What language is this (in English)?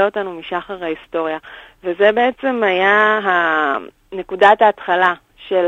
Hebrew